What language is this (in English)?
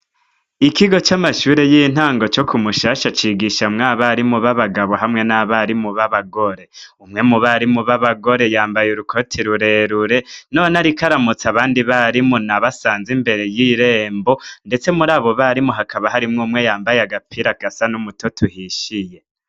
Rundi